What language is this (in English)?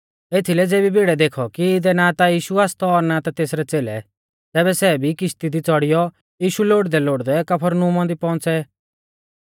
Mahasu Pahari